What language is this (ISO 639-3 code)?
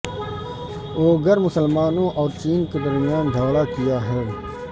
urd